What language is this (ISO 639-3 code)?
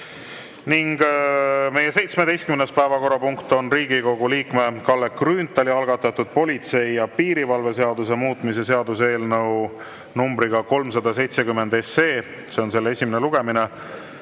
est